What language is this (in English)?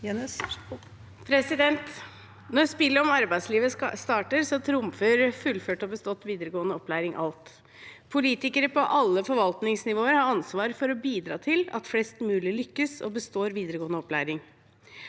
Norwegian